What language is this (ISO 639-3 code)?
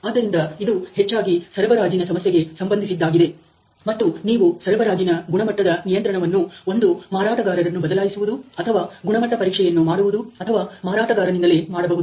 kan